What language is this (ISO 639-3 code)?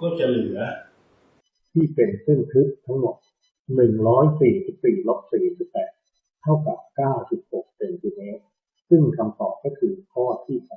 tha